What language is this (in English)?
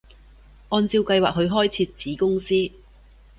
Cantonese